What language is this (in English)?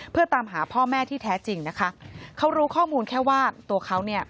Thai